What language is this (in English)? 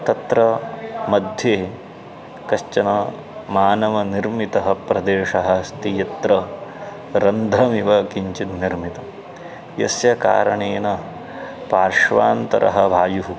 Sanskrit